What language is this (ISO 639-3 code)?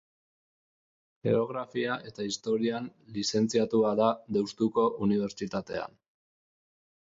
eus